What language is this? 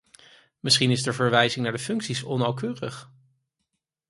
Dutch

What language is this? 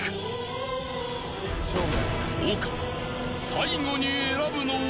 Japanese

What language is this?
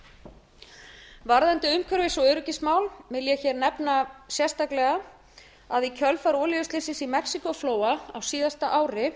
Icelandic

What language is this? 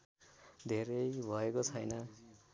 Nepali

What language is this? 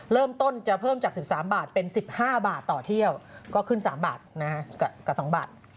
Thai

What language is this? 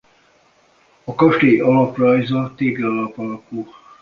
Hungarian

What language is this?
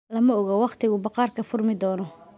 Somali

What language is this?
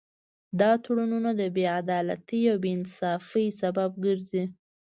Pashto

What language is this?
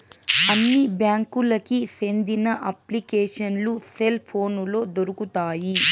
Telugu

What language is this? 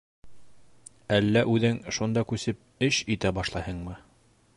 Bashkir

